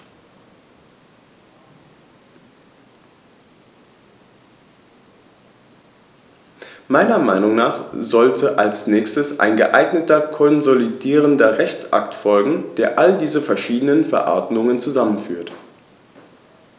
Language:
German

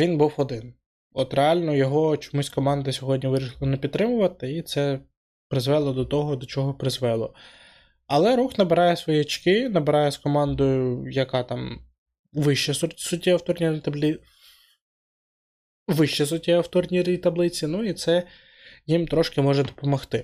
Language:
Ukrainian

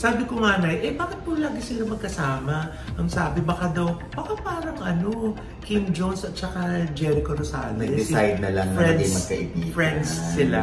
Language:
Filipino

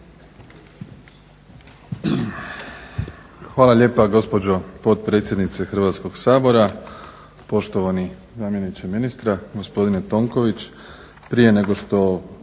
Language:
Croatian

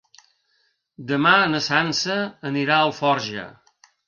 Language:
Catalan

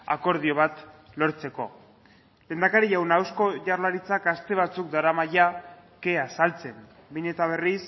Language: Basque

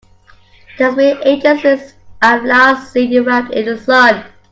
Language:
English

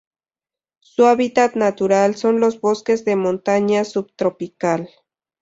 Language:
Spanish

